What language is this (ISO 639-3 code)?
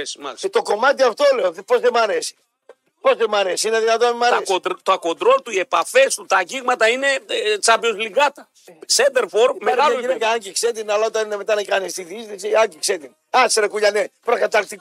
ell